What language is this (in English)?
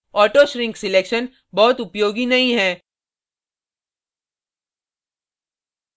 Hindi